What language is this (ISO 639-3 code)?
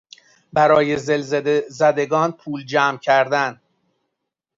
fas